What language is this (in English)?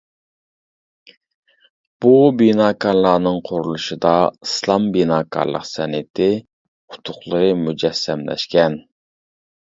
Uyghur